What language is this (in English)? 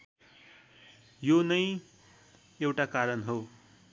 Nepali